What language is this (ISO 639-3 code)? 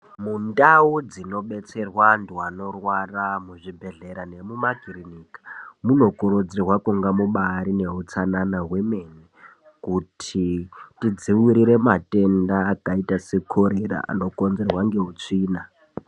ndc